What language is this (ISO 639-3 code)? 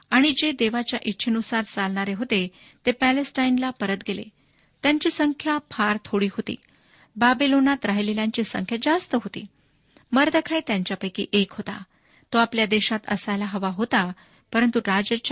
mar